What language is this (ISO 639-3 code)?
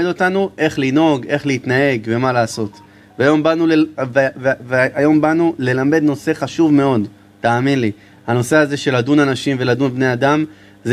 heb